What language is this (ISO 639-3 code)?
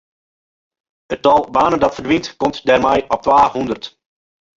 fry